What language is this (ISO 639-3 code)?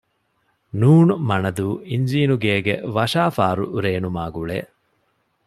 div